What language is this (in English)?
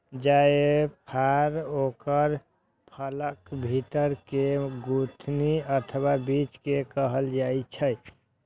Maithili